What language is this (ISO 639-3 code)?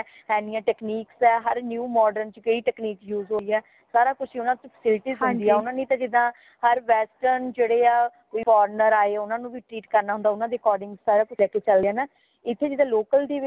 pan